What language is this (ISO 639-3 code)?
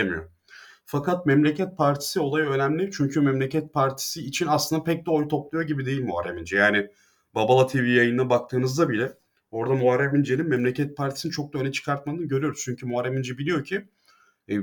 tur